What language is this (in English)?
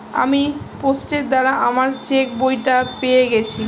Bangla